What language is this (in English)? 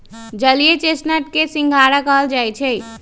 Magahi